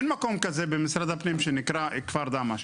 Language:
Hebrew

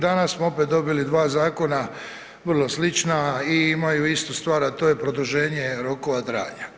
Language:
Croatian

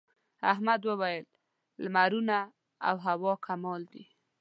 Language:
Pashto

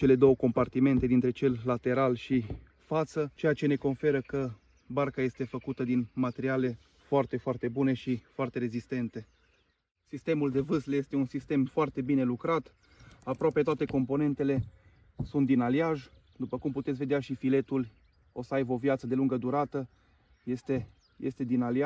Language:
Romanian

